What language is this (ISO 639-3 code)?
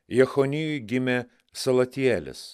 lit